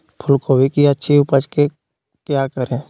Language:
Magahi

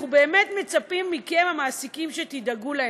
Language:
Hebrew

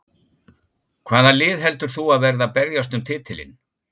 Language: Icelandic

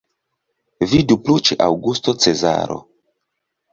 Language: Esperanto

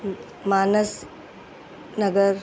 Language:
Sindhi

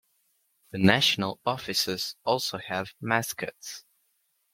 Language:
English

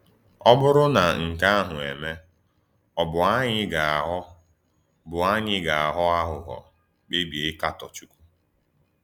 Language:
Igbo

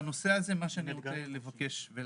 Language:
Hebrew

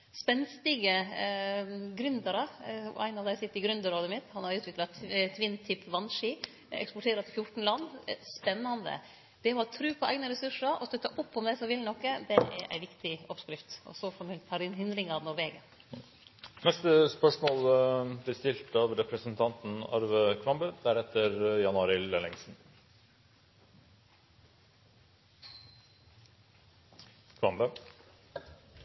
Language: Norwegian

